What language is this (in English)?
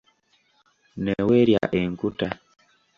Ganda